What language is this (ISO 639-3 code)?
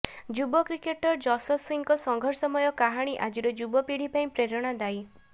ori